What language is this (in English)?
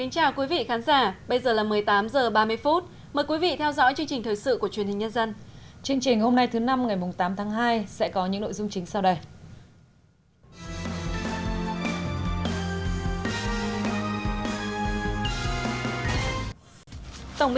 Vietnamese